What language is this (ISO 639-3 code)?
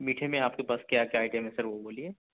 urd